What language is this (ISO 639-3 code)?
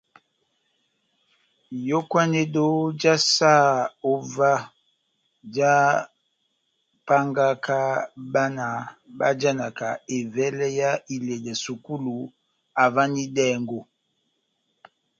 bnm